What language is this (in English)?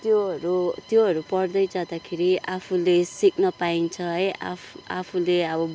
Nepali